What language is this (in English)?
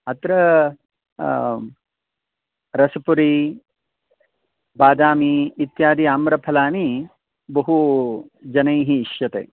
Sanskrit